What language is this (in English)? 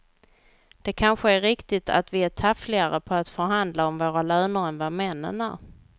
Swedish